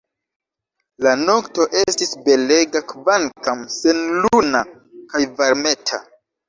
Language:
Esperanto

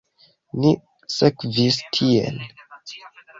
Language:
Esperanto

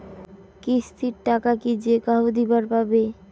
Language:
Bangla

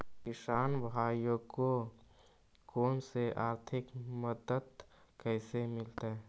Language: Magahi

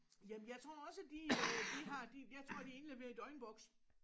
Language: Danish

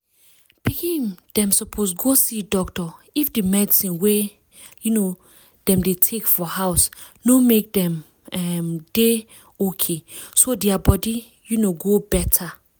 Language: Nigerian Pidgin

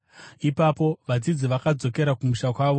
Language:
Shona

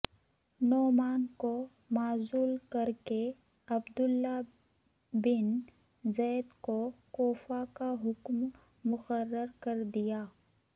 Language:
Urdu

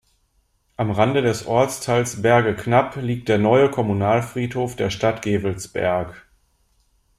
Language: German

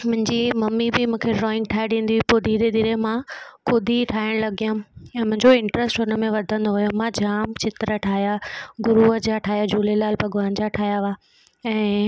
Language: Sindhi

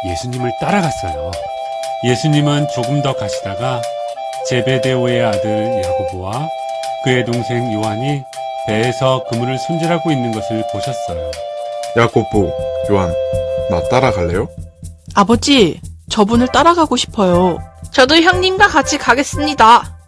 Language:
Korean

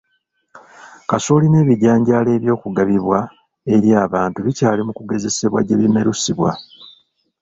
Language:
Ganda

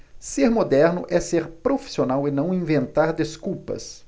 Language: Portuguese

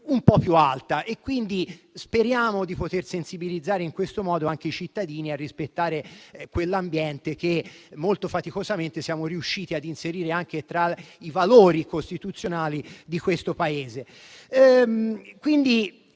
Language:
Italian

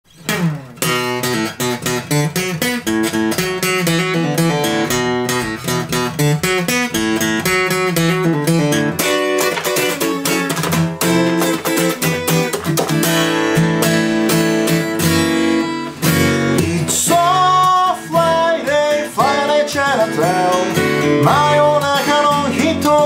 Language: Polish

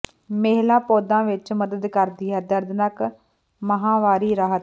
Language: Punjabi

